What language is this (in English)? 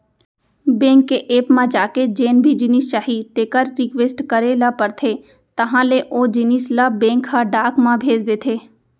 Chhattisgarhi